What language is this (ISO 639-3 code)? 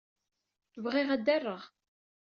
kab